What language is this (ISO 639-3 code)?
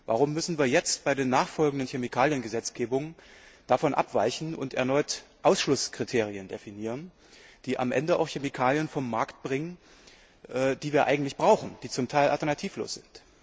deu